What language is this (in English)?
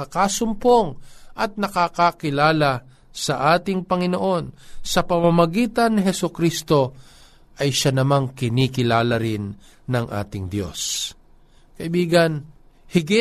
Filipino